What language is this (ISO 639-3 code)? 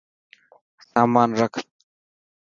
mki